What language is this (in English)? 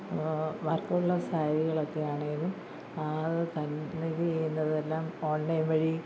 Malayalam